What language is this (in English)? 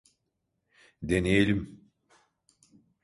Turkish